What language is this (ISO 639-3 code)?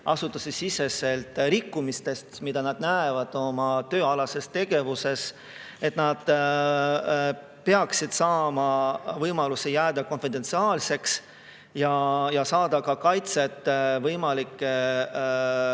est